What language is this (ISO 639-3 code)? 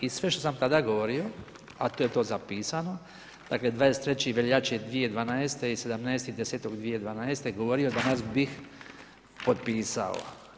hrv